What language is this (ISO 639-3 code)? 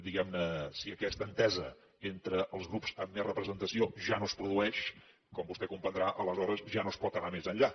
cat